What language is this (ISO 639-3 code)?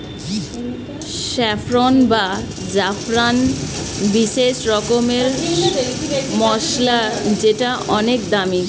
ben